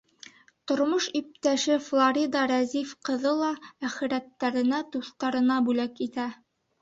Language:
Bashkir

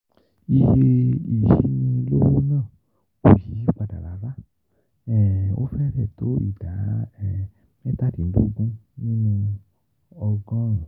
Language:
Yoruba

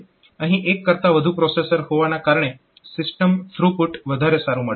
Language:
Gujarati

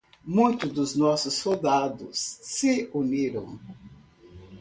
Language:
Portuguese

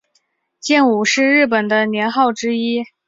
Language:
Chinese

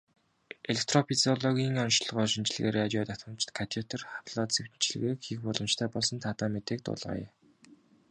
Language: Mongolian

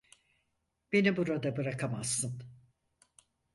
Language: Turkish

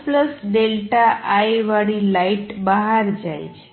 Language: Gujarati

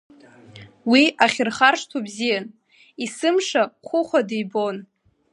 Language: Abkhazian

